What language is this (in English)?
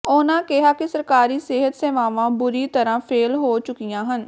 Punjabi